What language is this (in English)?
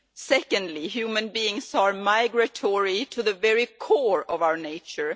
English